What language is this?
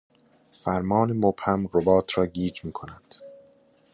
Persian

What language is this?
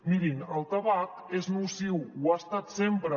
Catalan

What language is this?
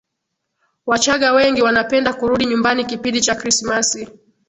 Swahili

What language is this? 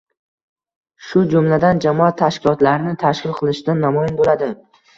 Uzbek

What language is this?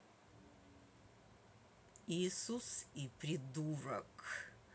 Russian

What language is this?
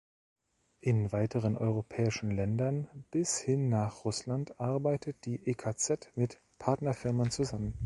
German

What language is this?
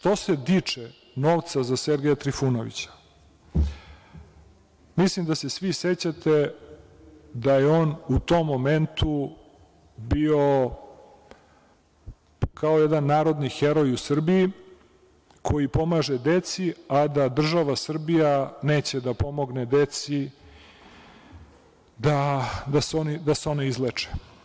Serbian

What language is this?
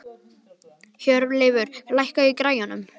Icelandic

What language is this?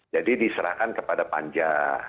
Indonesian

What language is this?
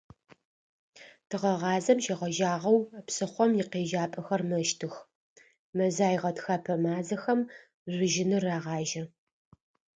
Adyghe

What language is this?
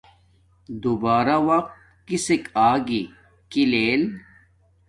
Domaaki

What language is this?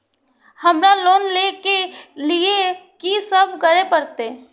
Maithili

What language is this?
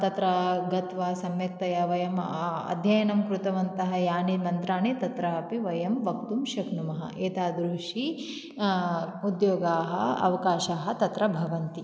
Sanskrit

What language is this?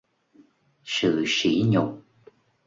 Vietnamese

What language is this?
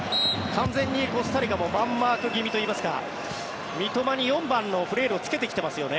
Japanese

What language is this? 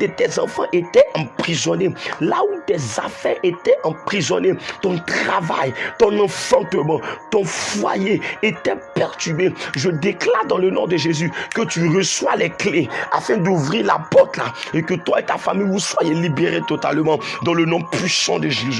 French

